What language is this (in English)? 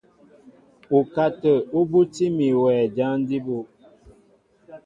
Mbo (Cameroon)